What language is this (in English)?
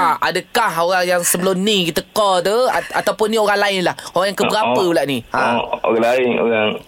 Malay